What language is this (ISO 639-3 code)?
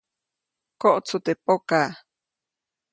zoc